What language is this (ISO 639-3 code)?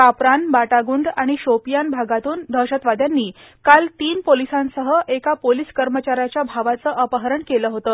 mar